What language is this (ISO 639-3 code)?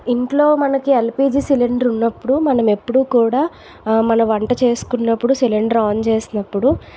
tel